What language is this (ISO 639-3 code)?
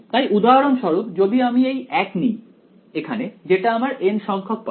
ben